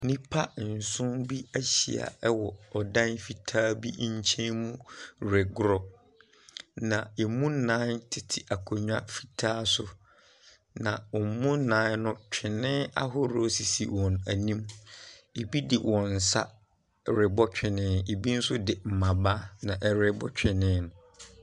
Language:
Akan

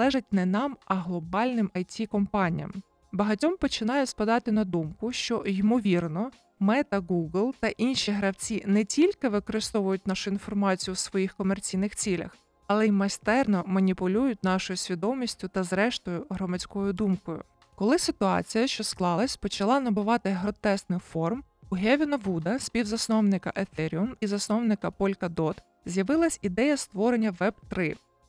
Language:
Ukrainian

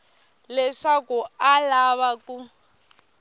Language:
Tsonga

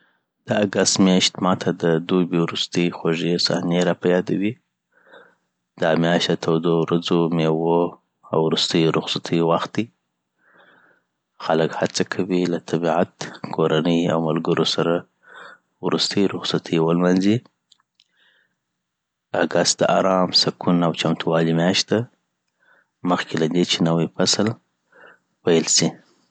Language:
Southern Pashto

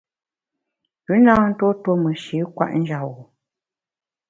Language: Bamun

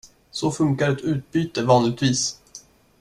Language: Swedish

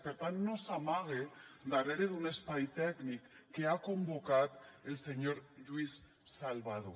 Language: Catalan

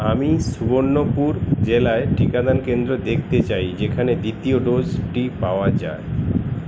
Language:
Bangla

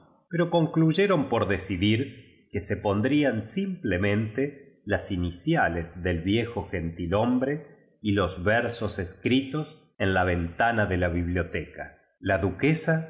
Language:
Spanish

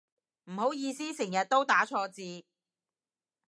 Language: Cantonese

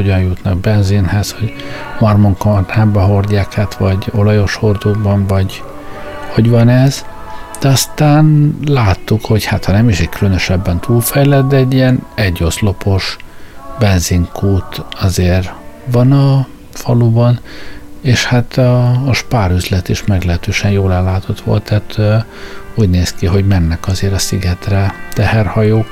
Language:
Hungarian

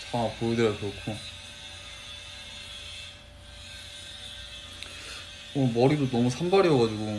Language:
Korean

